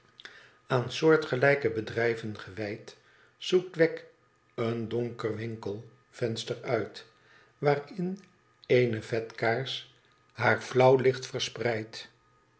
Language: Dutch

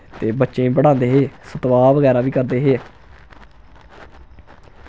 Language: Dogri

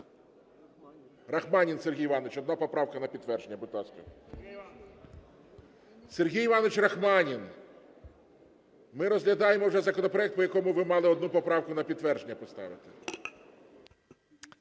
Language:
Ukrainian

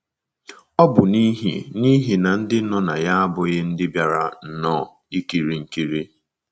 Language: Igbo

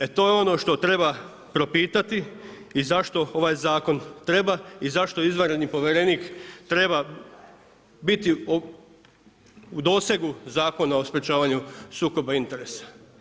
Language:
Croatian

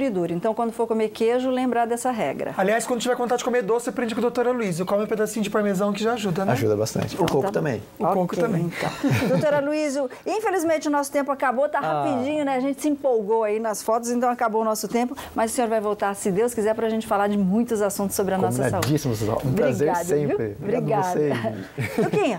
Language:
Portuguese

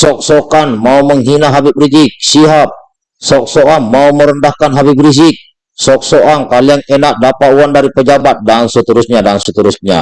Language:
Indonesian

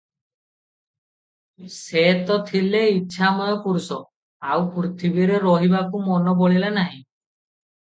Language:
Odia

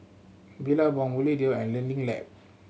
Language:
English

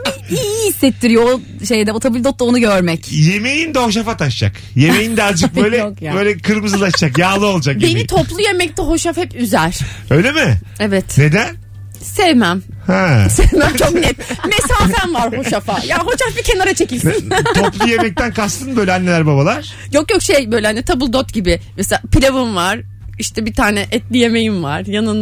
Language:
Turkish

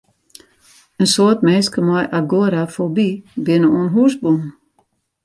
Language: Western Frisian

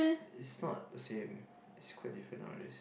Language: English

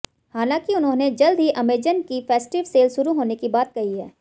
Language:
Hindi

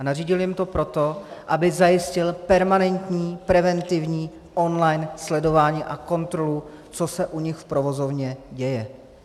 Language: Czech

